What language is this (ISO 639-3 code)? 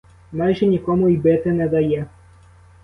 ukr